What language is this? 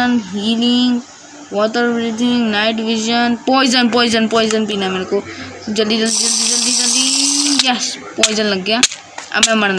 Hindi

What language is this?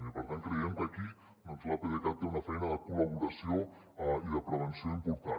Catalan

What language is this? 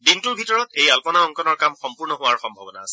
Assamese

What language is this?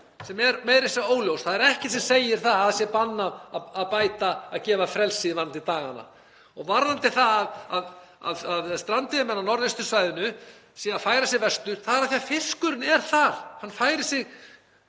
Icelandic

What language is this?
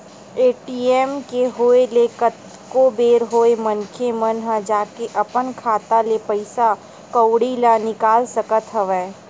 Chhattisgarhi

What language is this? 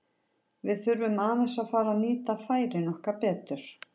Icelandic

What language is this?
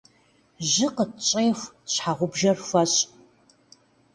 Kabardian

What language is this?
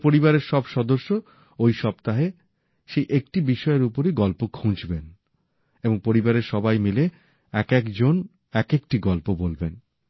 Bangla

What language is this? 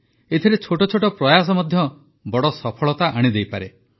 Odia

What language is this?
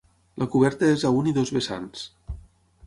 Catalan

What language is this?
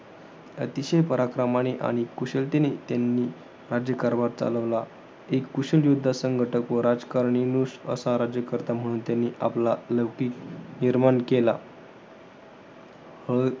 Marathi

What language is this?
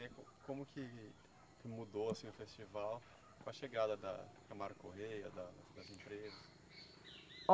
Portuguese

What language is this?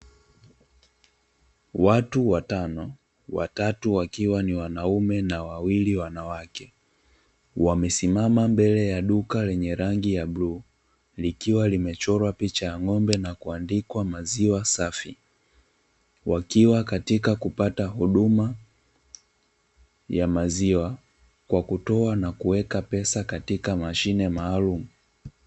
Swahili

